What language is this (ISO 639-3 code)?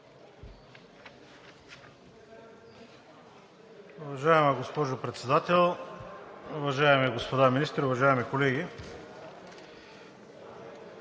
bul